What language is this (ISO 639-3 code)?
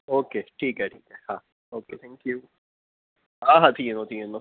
snd